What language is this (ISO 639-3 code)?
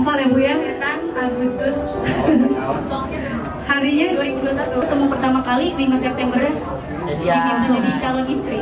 ind